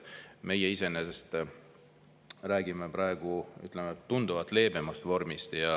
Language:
Estonian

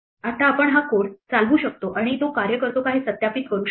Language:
Marathi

